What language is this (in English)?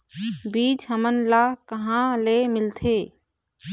Chhattisgarhi